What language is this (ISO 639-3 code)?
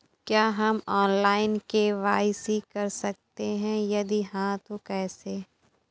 hin